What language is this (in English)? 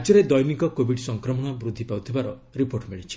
Odia